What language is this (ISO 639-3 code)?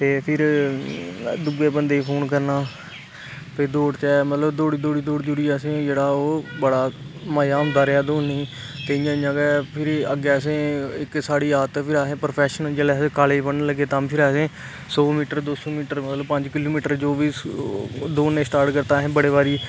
doi